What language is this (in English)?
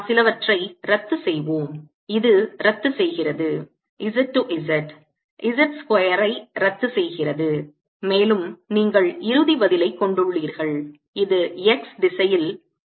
Tamil